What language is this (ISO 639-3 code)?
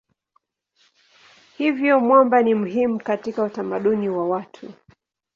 swa